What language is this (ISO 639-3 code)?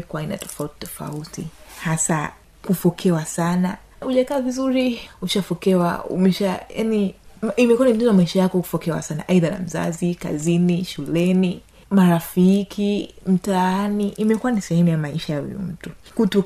swa